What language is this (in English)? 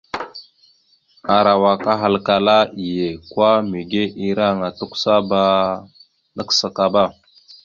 Mada (Cameroon)